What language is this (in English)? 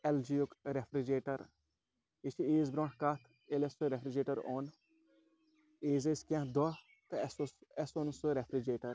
Kashmiri